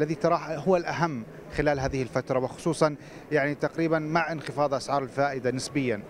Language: Arabic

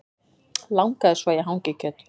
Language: Icelandic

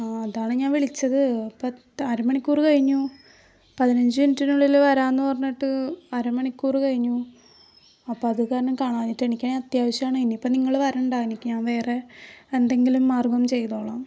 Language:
Malayalam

